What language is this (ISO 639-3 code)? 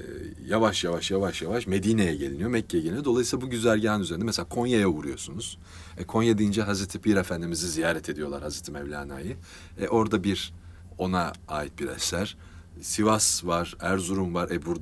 tur